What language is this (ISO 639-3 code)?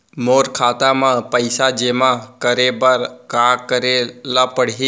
hne